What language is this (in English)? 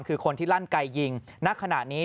Thai